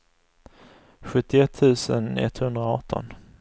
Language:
Swedish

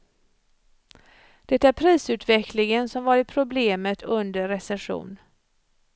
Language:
Swedish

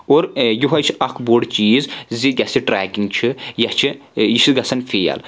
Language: Kashmiri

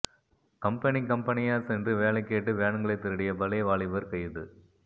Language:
Tamil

